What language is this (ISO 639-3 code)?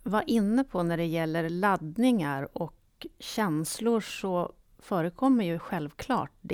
swe